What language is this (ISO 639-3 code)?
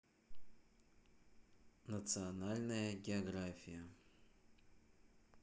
rus